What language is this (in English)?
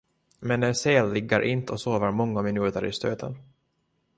Swedish